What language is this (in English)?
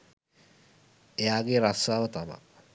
Sinhala